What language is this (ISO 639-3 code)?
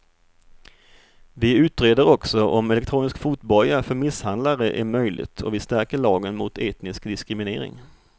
swe